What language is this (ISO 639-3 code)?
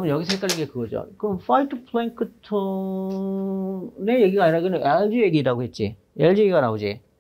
kor